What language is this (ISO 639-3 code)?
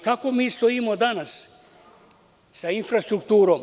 srp